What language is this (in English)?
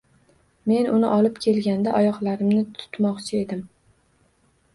Uzbek